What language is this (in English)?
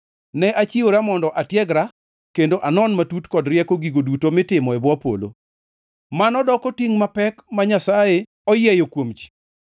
Luo (Kenya and Tanzania)